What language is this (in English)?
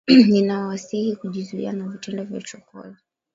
Swahili